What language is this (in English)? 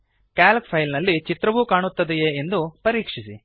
Kannada